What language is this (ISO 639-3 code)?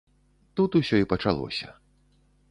bel